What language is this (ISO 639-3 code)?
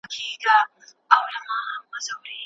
pus